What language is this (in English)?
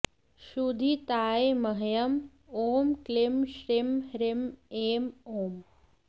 Sanskrit